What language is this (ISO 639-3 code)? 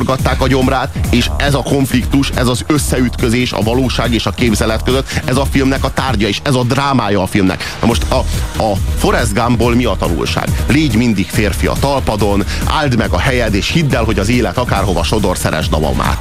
hun